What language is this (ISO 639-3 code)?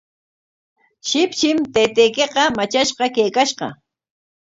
qwa